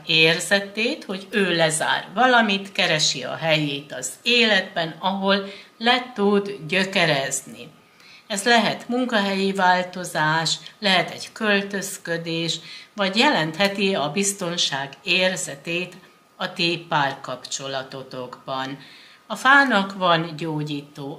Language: Hungarian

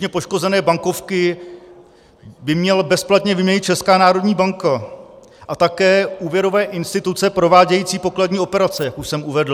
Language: Czech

